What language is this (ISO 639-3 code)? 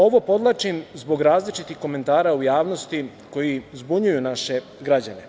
srp